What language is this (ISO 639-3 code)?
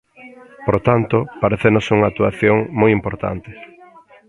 glg